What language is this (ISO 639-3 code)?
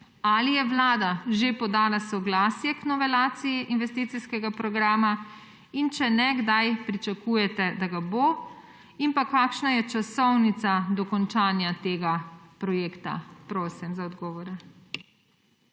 slv